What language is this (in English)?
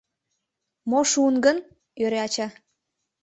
Mari